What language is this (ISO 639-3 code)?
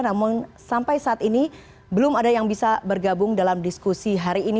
ind